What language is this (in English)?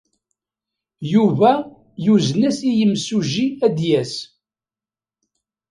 Kabyle